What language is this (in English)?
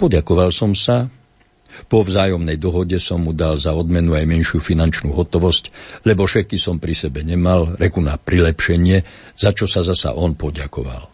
Slovak